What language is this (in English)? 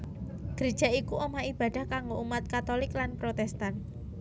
Javanese